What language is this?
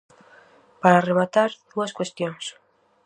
Galician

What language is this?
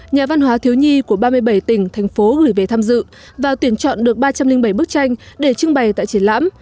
Vietnamese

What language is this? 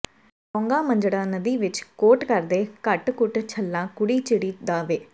Punjabi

